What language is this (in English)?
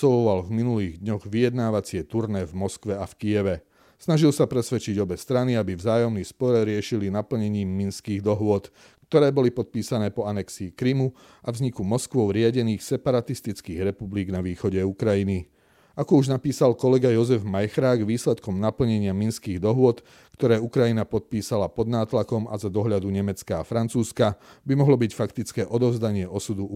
Slovak